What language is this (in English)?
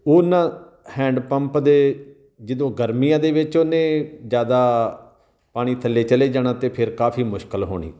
Punjabi